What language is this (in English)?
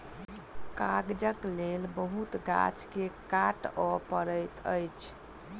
Maithili